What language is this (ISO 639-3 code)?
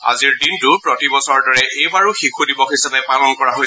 asm